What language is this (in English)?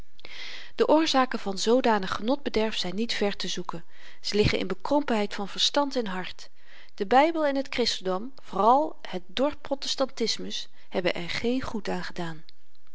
Dutch